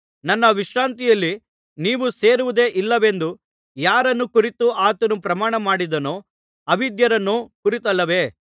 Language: Kannada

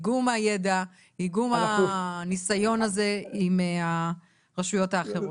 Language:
Hebrew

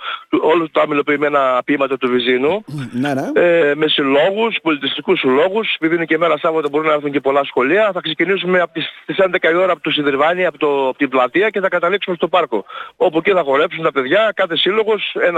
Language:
Greek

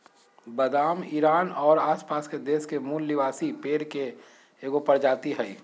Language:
Magahi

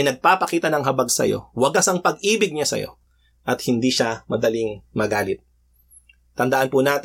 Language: Filipino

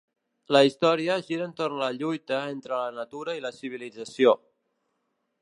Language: Catalan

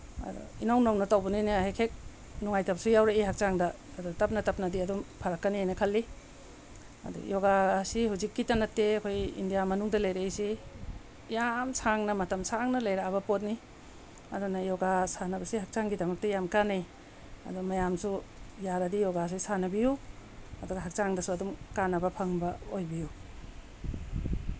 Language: Manipuri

